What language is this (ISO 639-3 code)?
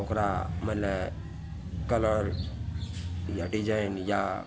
mai